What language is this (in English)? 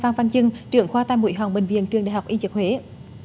Vietnamese